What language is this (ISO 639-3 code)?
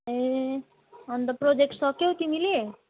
nep